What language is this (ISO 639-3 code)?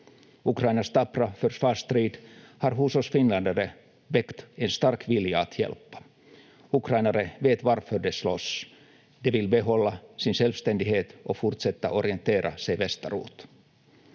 fin